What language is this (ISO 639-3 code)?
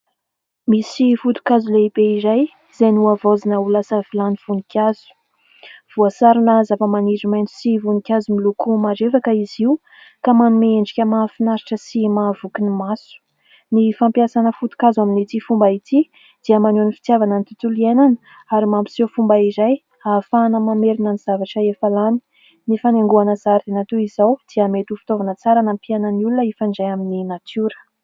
mlg